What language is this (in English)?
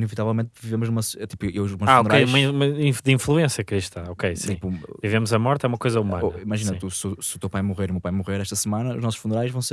Portuguese